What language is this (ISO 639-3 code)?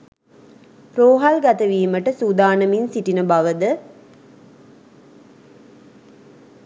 sin